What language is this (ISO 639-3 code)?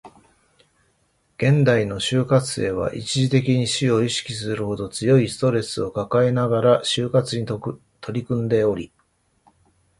jpn